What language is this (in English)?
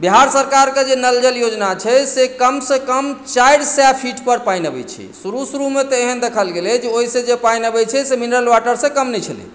Maithili